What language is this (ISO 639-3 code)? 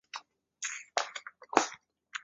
zho